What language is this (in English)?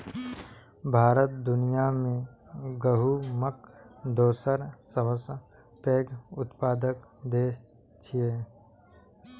Maithili